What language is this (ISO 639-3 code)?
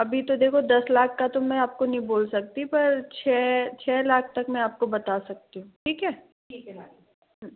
hin